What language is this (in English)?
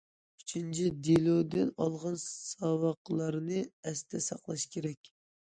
Uyghur